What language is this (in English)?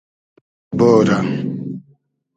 Hazaragi